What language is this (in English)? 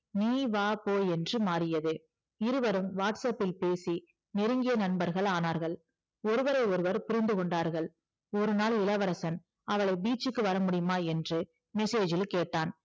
Tamil